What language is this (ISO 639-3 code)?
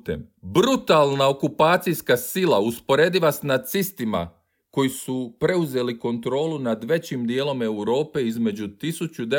hrv